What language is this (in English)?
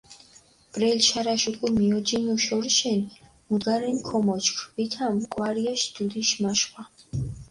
Mingrelian